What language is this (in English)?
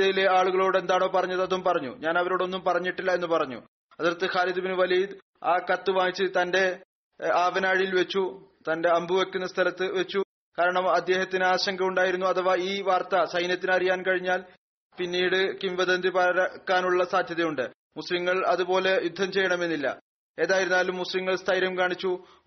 Malayalam